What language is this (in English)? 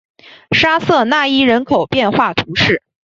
Chinese